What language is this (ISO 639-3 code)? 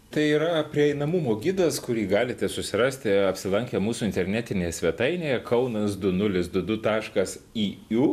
lit